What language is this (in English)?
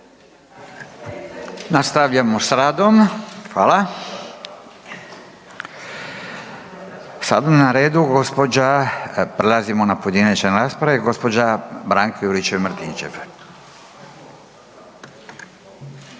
Croatian